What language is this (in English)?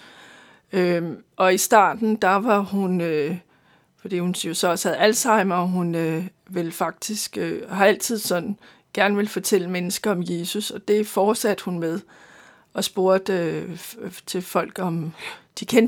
Danish